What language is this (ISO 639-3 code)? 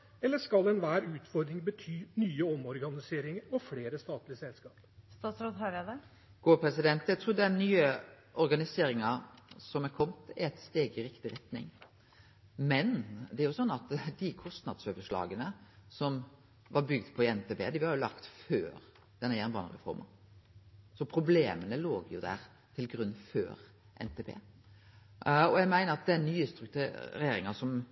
nor